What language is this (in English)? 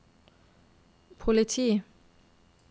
Norwegian